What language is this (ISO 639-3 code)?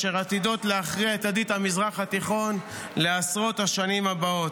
heb